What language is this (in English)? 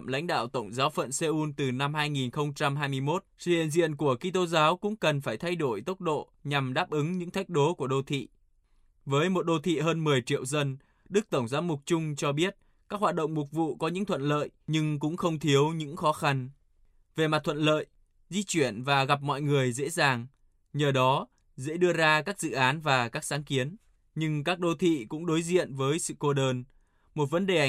Vietnamese